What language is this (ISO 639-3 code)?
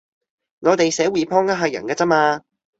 yue